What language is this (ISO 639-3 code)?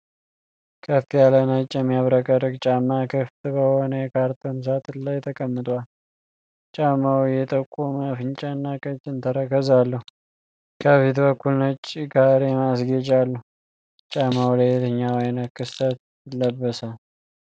amh